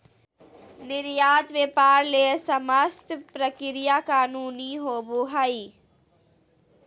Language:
Magahi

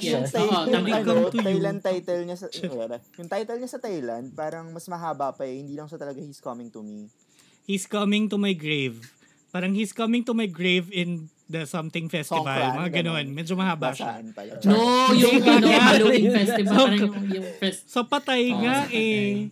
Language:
Filipino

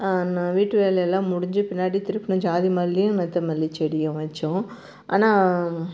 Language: Tamil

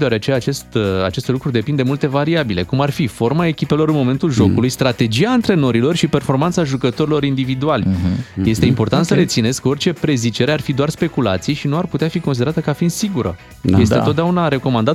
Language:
Romanian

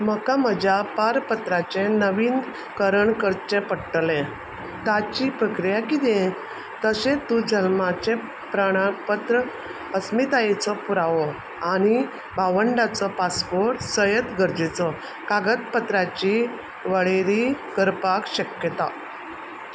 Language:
Konkani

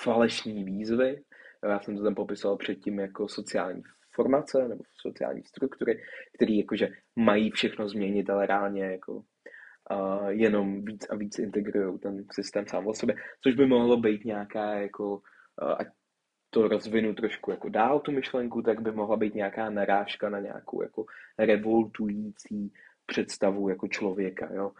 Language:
Czech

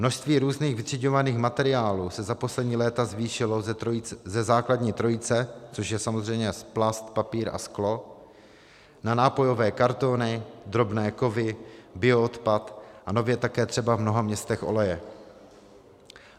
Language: Czech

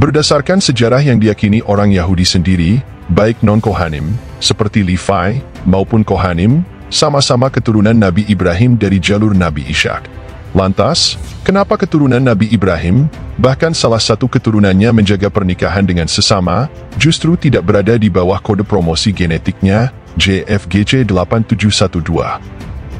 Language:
Indonesian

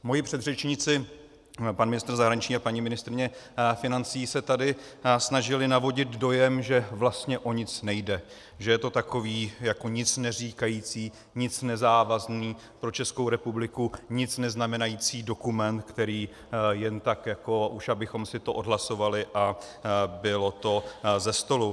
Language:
Czech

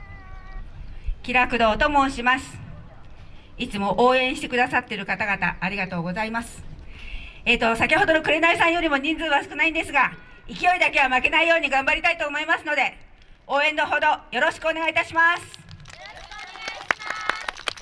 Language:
Japanese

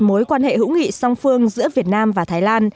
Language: Vietnamese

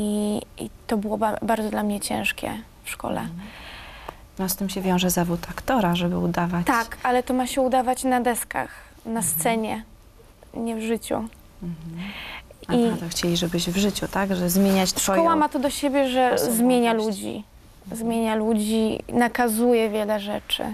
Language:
Polish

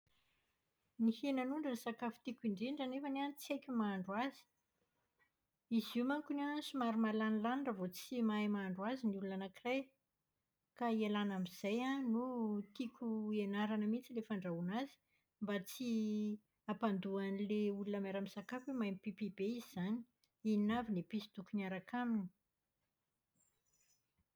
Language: Malagasy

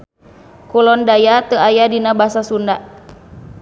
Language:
Sundanese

